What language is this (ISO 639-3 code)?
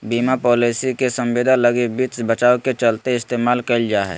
mag